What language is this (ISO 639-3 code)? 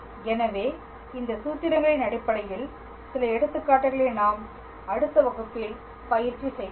tam